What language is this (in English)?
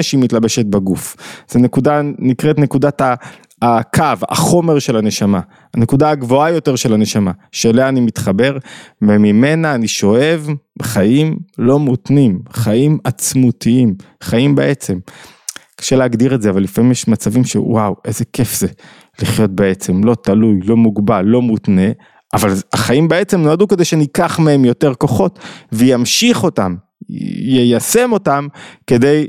Hebrew